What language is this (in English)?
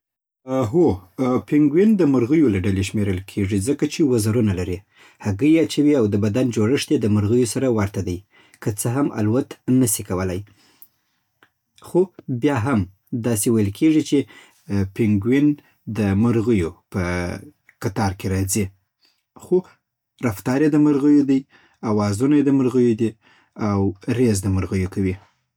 Southern Pashto